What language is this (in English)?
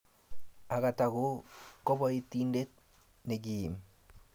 Kalenjin